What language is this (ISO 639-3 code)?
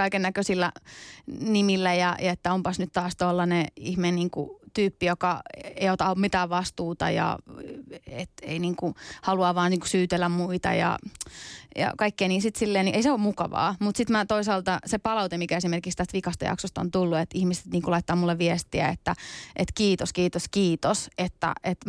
fin